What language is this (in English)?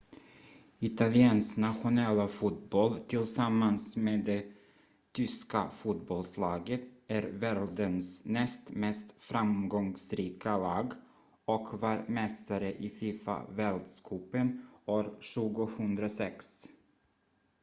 Swedish